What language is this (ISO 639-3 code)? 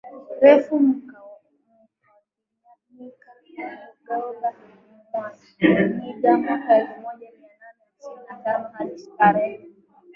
swa